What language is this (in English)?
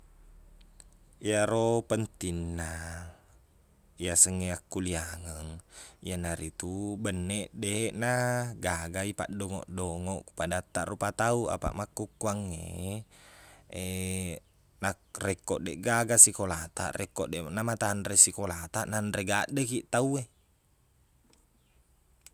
Buginese